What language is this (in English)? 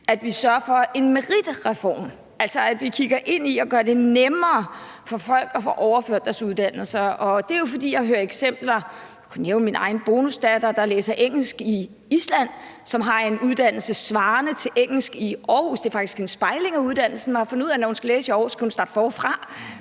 Danish